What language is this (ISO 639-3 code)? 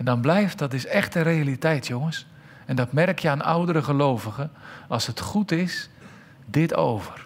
nld